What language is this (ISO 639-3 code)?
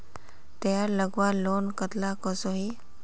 mag